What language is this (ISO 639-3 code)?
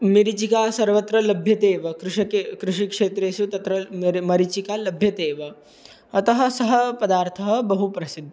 san